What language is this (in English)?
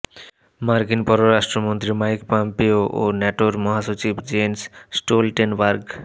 Bangla